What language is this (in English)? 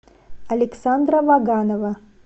Russian